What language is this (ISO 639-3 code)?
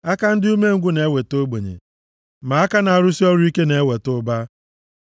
ibo